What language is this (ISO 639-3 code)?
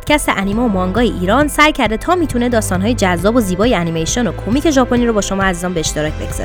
fas